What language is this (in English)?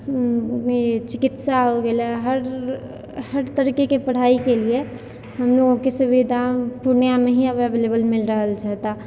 Maithili